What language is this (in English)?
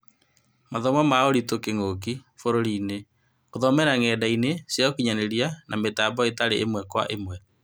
Kikuyu